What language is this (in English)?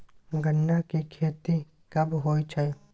Maithili